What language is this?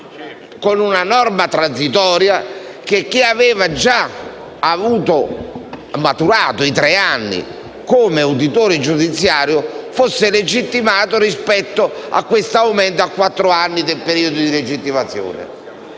Italian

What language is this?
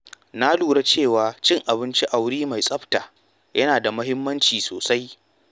Hausa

